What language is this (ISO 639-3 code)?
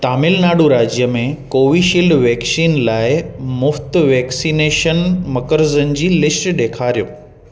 snd